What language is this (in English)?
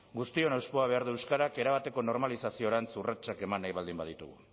Basque